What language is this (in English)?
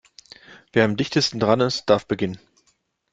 German